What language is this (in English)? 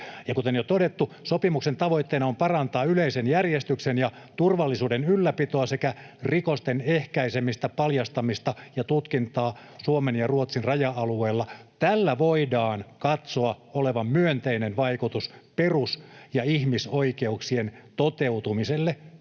Finnish